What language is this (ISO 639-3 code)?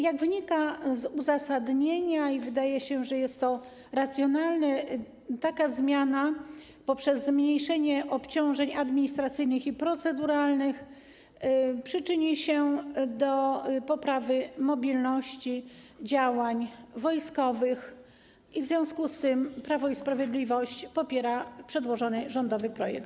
pol